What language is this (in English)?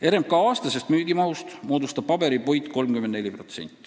Estonian